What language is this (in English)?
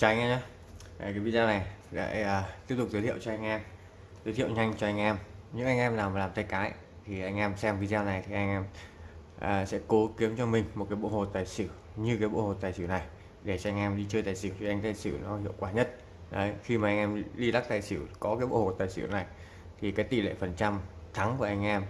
Vietnamese